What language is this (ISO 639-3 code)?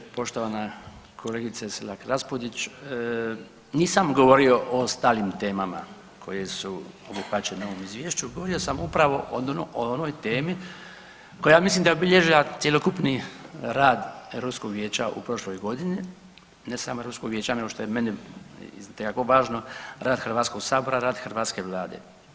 hrv